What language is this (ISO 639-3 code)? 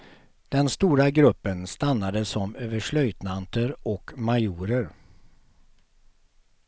swe